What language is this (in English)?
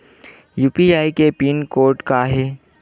Chhattisgarhi